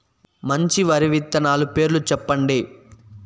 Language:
Telugu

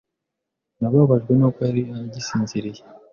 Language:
Kinyarwanda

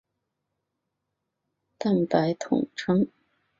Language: Chinese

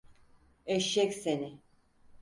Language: Turkish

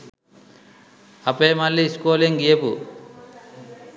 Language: Sinhala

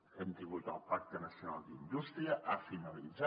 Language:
Catalan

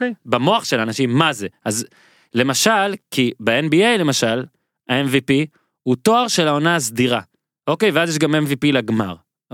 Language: Hebrew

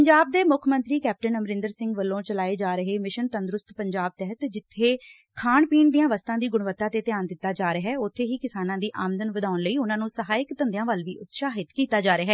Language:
Punjabi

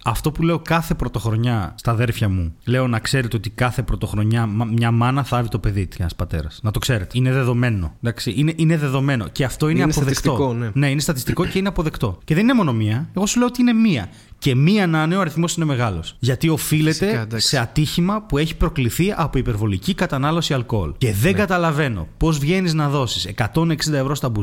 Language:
Greek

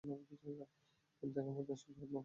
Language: Bangla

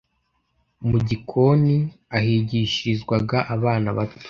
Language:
Kinyarwanda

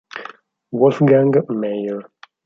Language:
Italian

